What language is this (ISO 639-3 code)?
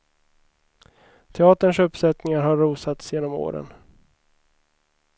swe